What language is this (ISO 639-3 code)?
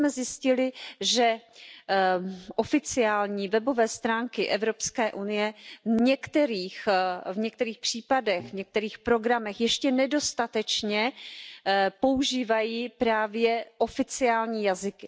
ces